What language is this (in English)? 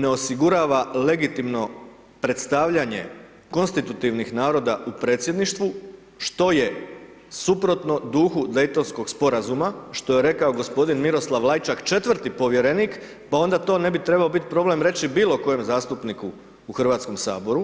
Croatian